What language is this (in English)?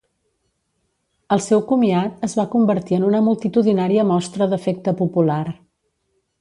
Catalan